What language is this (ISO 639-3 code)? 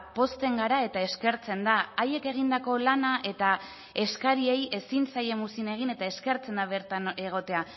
eus